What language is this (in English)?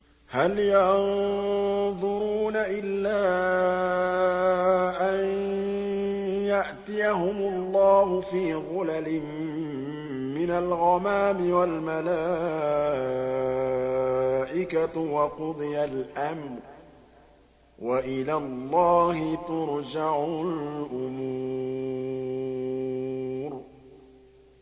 Arabic